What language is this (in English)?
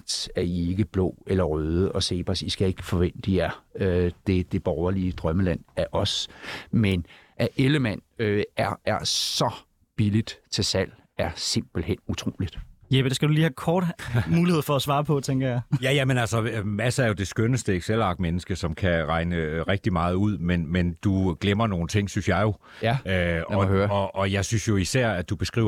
Danish